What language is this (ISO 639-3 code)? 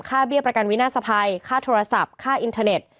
tha